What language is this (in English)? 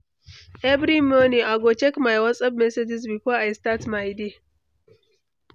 Nigerian Pidgin